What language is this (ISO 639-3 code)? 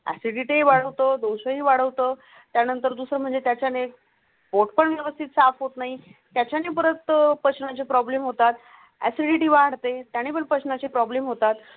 mar